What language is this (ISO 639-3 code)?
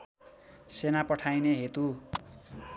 nep